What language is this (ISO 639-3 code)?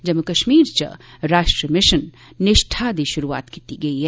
doi